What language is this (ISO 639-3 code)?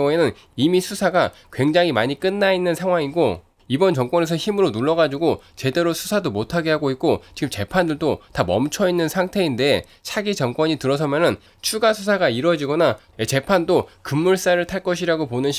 kor